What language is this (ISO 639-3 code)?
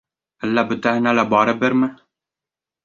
bak